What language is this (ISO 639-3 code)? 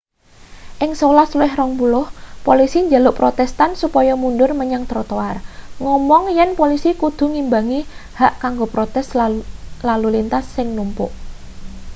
jav